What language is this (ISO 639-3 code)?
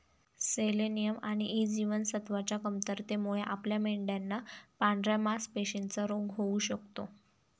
mar